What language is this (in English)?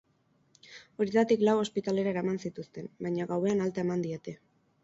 Basque